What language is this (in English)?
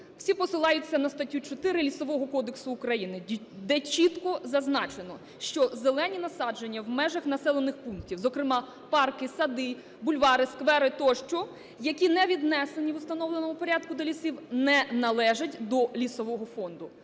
Ukrainian